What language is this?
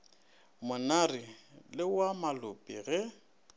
Northern Sotho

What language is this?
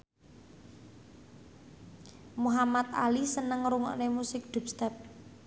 Javanese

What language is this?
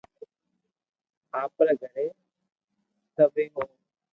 Loarki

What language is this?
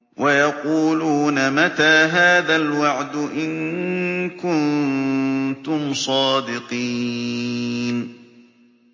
Arabic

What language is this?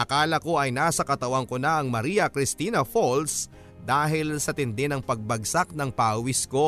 Filipino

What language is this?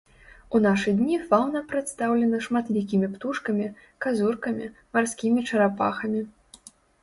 Belarusian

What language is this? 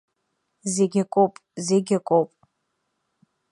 Abkhazian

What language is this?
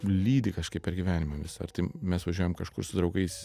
Lithuanian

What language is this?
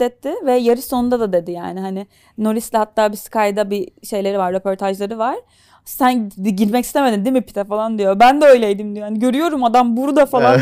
Turkish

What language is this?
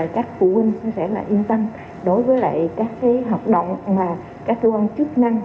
Vietnamese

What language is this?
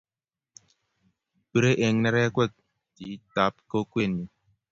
Kalenjin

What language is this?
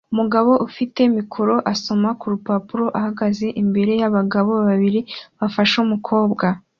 Kinyarwanda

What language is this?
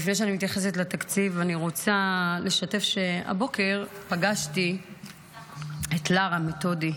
Hebrew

